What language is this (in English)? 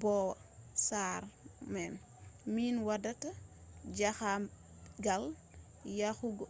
Fula